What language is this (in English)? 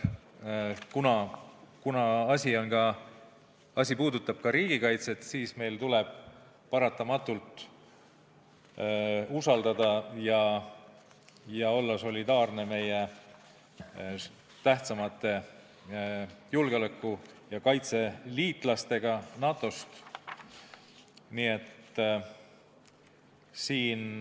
Estonian